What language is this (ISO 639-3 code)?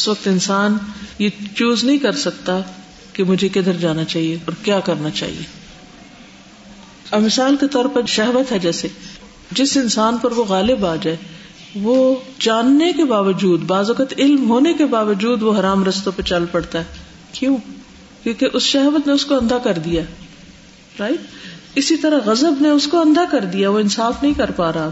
urd